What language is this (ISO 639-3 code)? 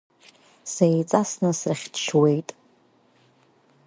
abk